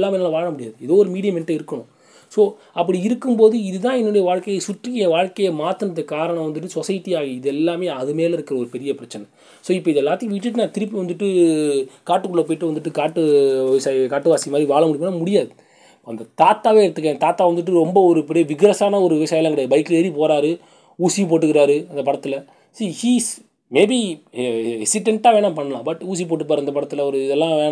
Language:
Tamil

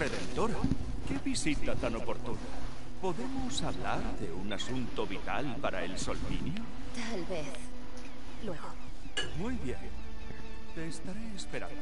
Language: Spanish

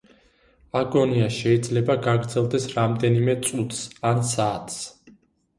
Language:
Georgian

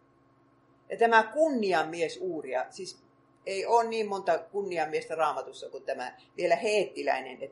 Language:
Finnish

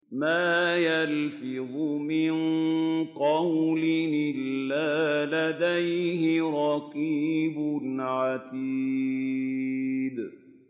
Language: Arabic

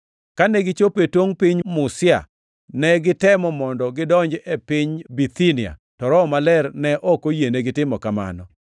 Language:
Luo (Kenya and Tanzania)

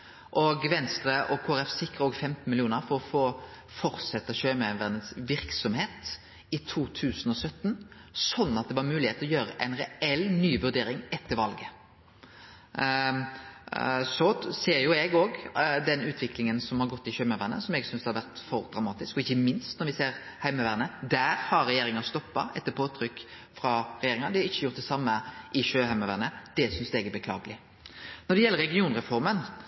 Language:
Norwegian Nynorsk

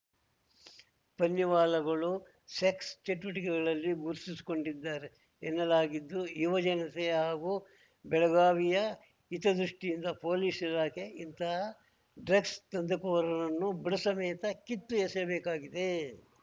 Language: Kannada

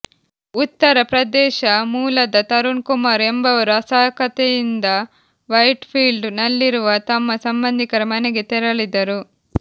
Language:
Kannada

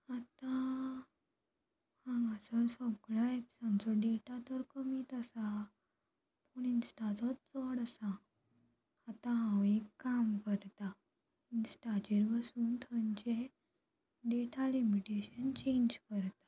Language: Konkani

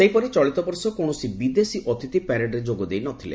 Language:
Odia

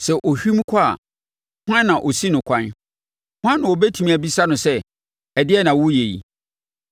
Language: Akan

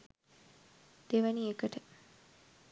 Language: Sinhala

